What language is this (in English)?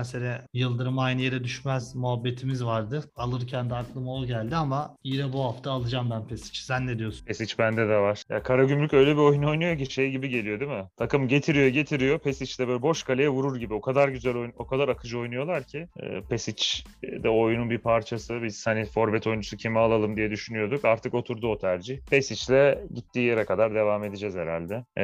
Turkish